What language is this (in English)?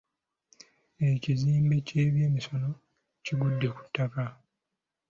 Ganda